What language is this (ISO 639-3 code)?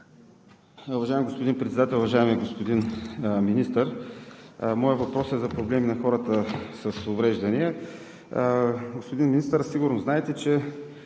bul